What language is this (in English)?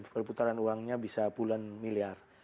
Indonesian